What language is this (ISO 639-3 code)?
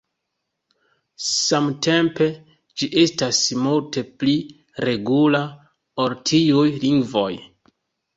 epo